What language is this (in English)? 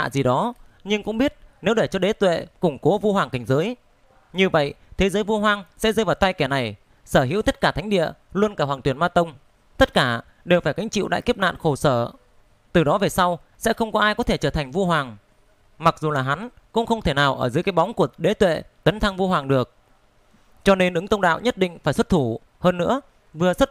Vietnamese